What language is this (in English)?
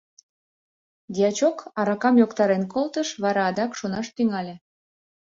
Mari